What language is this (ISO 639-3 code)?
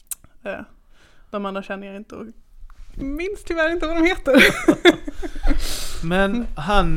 swe